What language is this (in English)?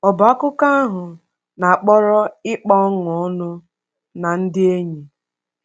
Igbo